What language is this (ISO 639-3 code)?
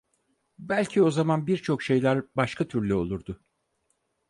tur